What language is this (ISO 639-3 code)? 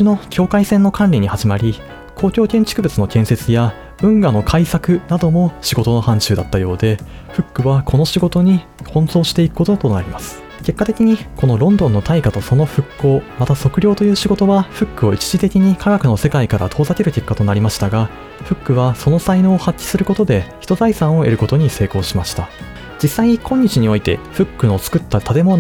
jpn